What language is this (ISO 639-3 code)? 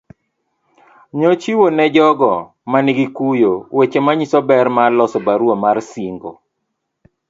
luo